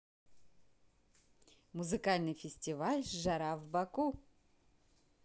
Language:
Russian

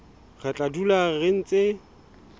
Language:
Southern Sotho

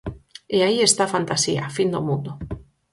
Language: Galician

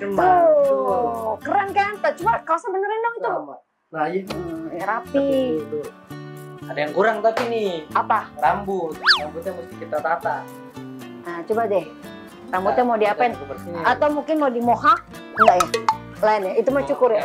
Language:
Indonesian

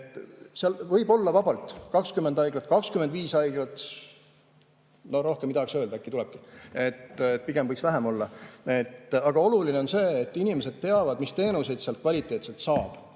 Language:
Estonian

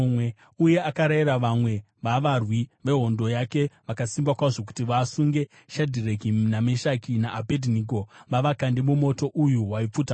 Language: Shona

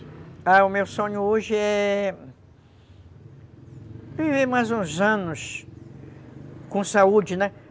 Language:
Portuguese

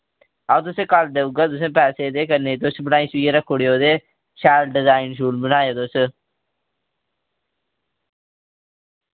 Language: Dogri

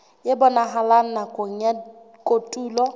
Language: Southern Sotho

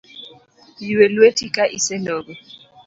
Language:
Luo (Kenya and Tanzania)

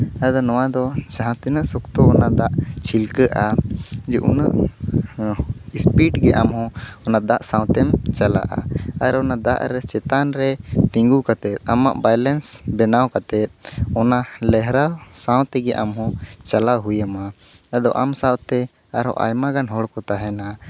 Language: Santali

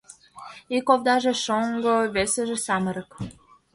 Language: Mari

